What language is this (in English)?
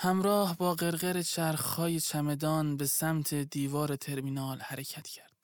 Persian